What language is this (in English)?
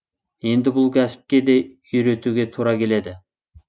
Kazakh